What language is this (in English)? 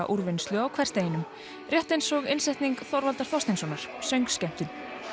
Icelandic